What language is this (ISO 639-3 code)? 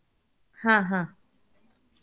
kan